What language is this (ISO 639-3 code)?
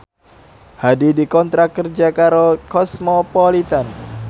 jav